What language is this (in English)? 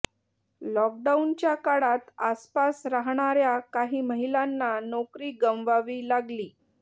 Marathi